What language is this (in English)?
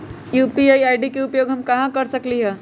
Magahi